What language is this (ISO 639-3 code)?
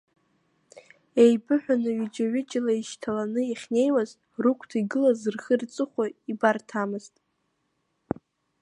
abk